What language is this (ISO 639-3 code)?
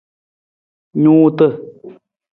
nmz